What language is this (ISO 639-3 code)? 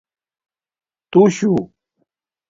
dmk